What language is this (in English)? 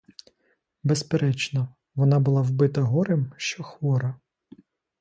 Ukrainian